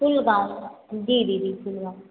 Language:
Hindi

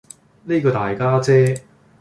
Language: Cantonese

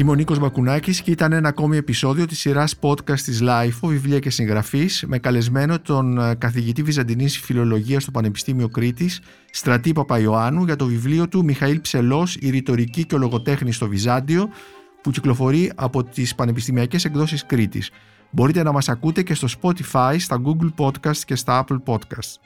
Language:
Greek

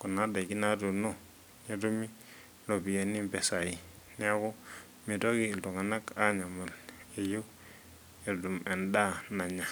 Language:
Masai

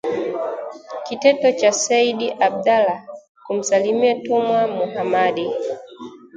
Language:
Swahili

